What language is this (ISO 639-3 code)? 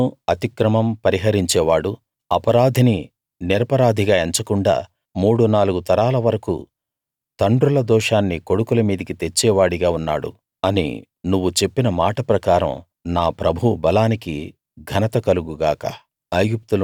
tel